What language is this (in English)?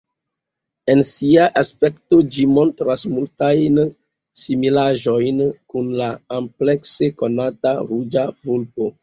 Esperanto